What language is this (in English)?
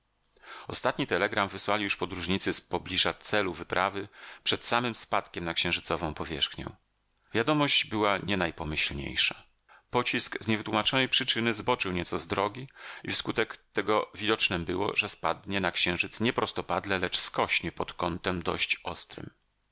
Polish